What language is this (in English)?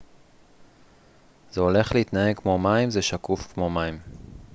Hebrew